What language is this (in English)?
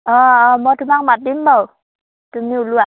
Assamese